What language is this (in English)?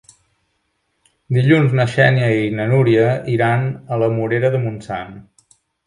Catalan